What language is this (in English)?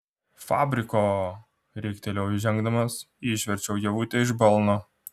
Lithuanian